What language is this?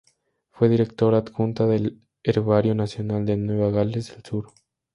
Spanish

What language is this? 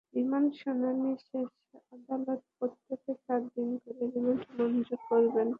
Bangla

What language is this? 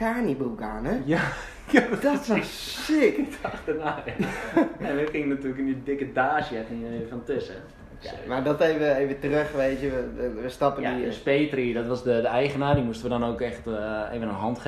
Dutch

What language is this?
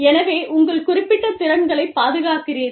Tamil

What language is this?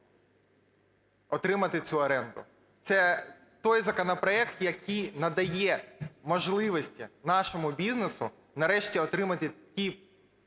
Ukrainian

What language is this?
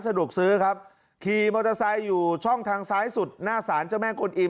Thai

